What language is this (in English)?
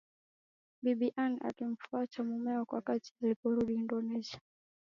Swahili